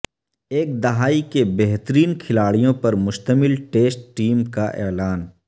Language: Urdu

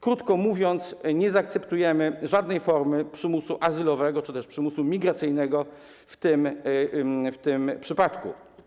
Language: Polish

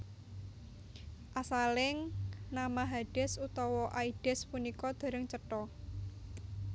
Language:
Javanese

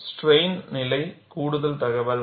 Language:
Tamil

